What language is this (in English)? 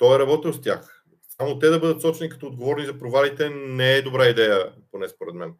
Bulgarian